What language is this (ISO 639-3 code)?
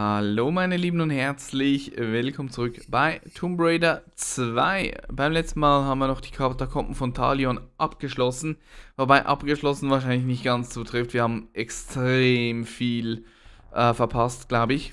deu